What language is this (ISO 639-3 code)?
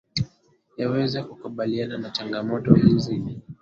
swa